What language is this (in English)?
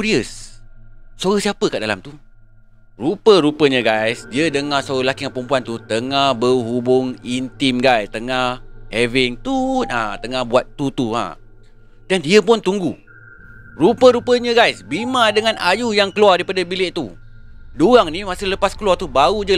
Malay